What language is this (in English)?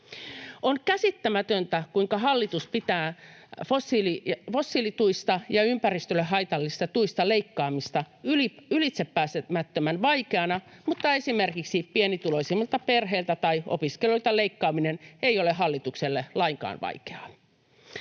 Finnish